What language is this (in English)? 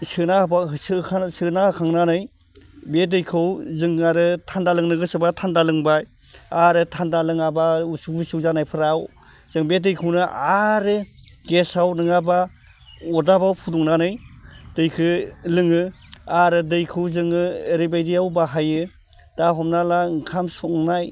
Bodo